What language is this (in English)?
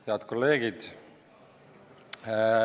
Estonian